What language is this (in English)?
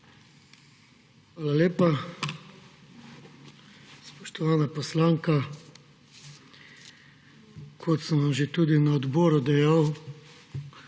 Slovenian